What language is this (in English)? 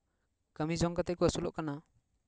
Santali